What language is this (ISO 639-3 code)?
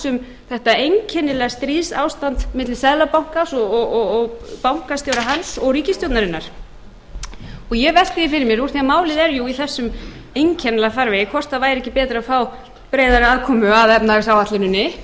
isl